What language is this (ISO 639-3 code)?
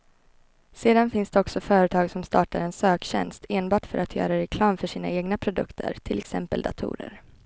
swe